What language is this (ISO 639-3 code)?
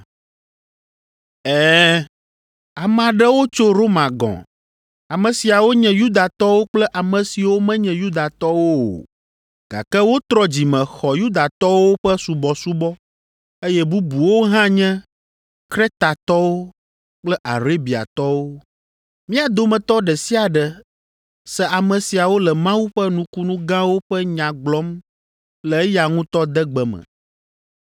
ewe